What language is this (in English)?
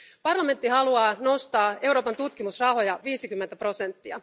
Finnish